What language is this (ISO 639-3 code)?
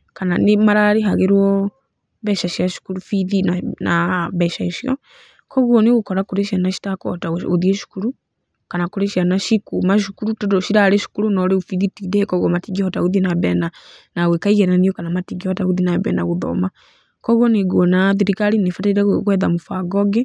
kik